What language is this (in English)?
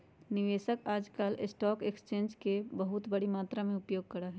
Magahi